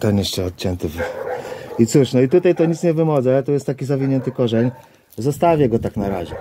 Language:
Polish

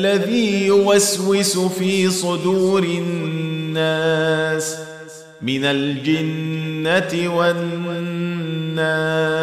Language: Arabic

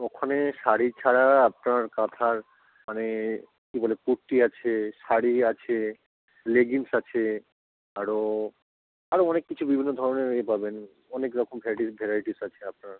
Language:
Bangla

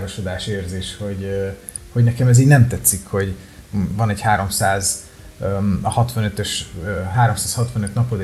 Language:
Hungarian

